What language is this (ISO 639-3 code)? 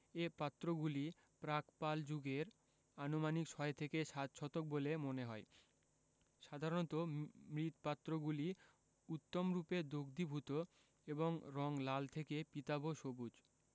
ben